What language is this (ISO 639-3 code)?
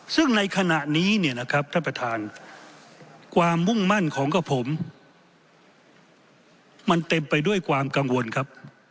tha